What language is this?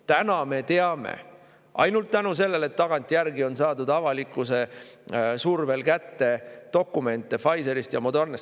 Estonian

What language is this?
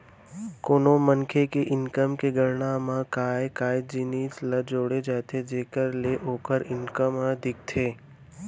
Chhattisgarhi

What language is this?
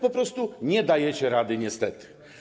Polish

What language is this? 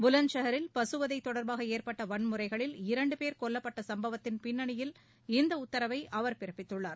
Tamil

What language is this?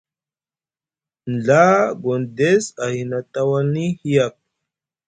Musgu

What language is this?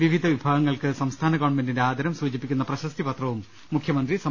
Malayalam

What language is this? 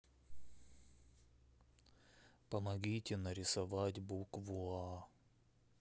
Russian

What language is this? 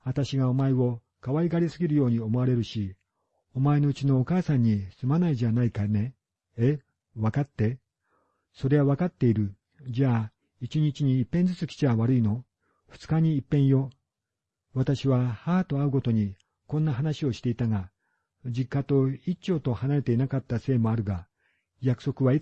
Japanese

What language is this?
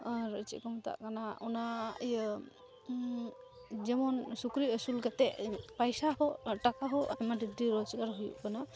Santali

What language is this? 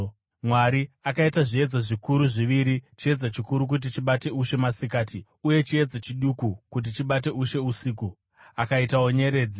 Shona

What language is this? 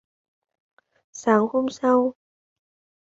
Vietnamese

